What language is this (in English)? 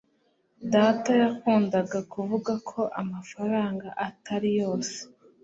Kinyarwanda